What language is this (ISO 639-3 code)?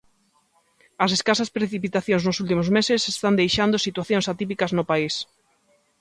glg